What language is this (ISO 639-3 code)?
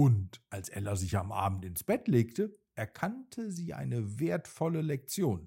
deu